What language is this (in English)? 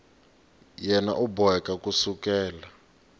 Tsonga